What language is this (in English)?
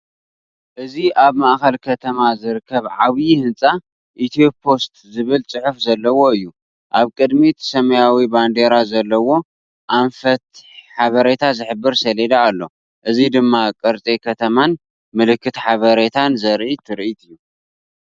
Tigrinya